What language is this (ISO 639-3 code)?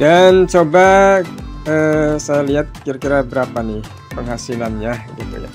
ind